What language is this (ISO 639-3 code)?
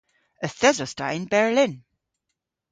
cor